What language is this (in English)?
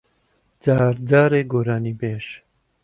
Central Kurdish